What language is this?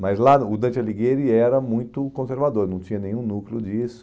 Portuguese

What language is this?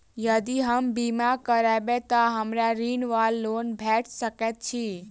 Maithili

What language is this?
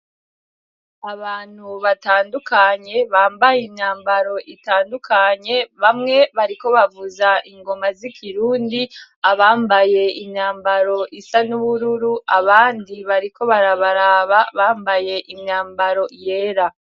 Rundi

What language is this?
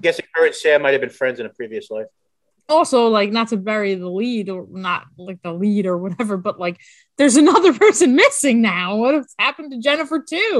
English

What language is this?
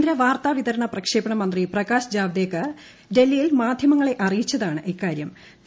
Malayalam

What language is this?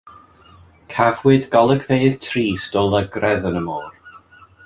Welsh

